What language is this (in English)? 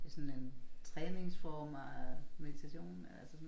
Danish